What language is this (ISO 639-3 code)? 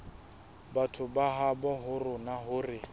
sot